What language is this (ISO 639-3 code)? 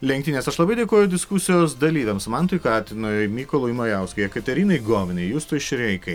lit